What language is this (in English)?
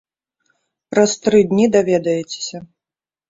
Belarusian